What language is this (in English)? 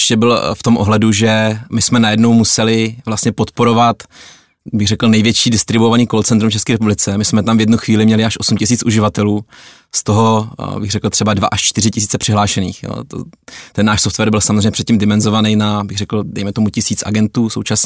Czech